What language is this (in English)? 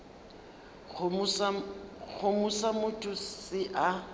Northern Sotho